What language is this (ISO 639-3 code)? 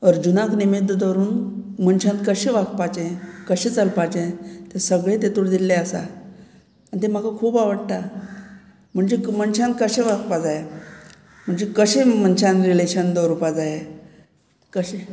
kok